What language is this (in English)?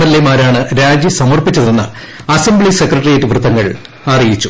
Malayalam